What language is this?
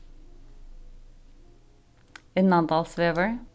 Faroese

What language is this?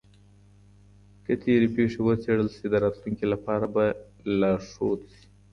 Pashto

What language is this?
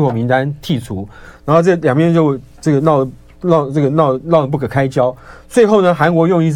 Chinese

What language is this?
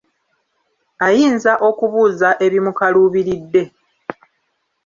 Ganda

